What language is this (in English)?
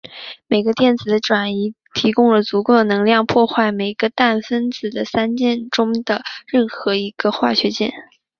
Chinese